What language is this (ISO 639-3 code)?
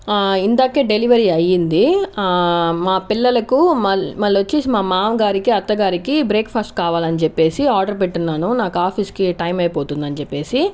tel